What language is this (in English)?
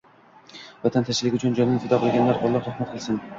Uzbek